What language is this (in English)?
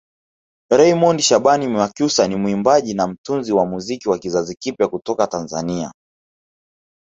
Swahili